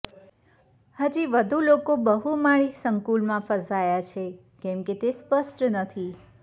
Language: Gujarati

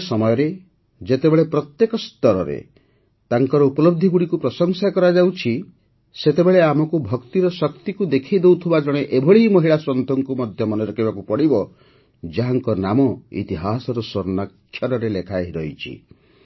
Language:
Odia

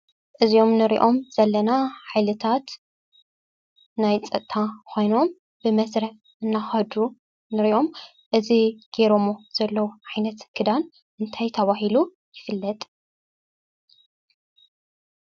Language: Tigrinya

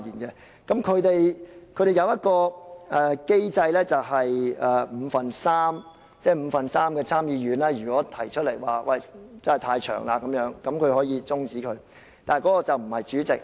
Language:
Cantonese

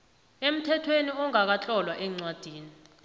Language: South Ndebele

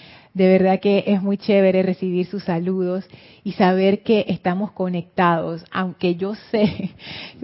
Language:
Spanish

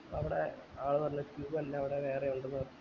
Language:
Malayalam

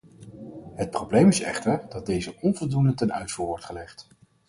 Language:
Dutch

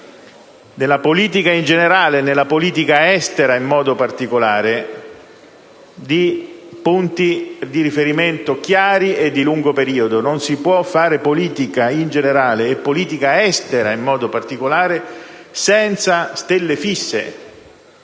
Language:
Italian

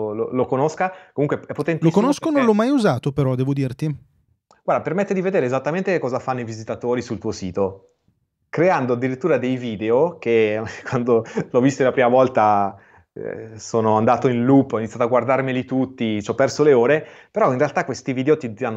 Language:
Italian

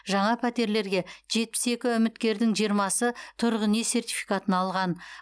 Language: Kazakh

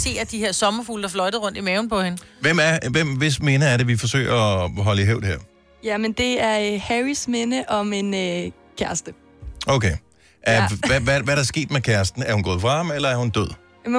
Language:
Danish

